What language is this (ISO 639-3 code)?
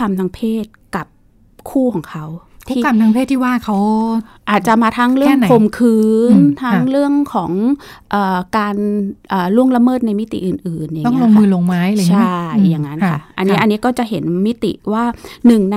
tha